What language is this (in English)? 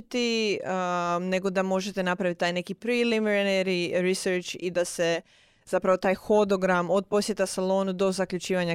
Croatian